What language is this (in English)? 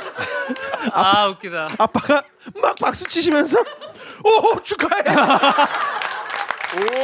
Korean